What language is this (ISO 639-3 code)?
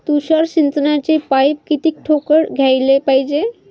mar